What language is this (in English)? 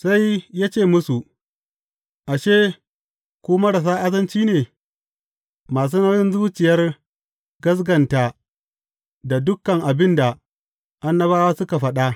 Hausa